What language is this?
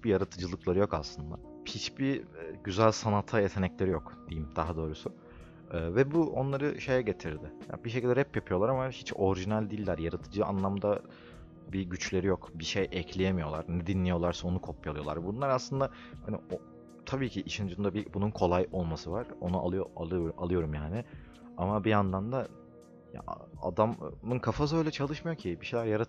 Turkish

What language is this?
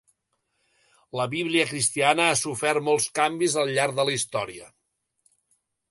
Catalan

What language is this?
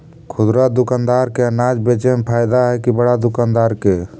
Magahi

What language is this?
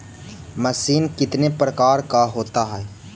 Magahi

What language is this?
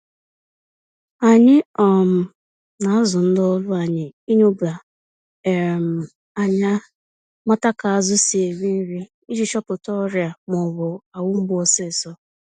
Igbo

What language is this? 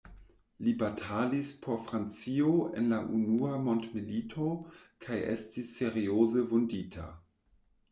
Esperanto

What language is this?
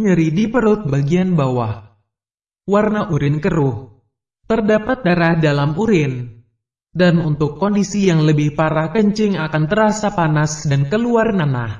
Indonesian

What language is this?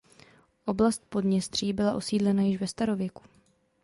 Czech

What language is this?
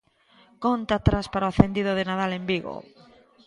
Galician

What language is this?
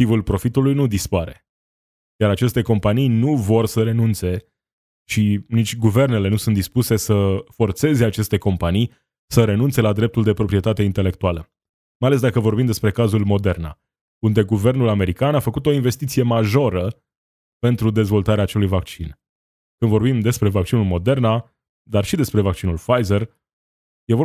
Romanian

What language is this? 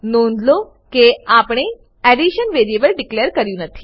Gujarati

